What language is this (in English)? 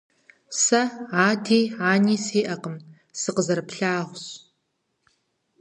Kabardian